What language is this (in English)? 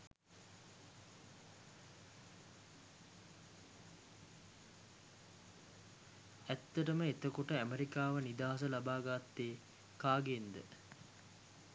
Sinhala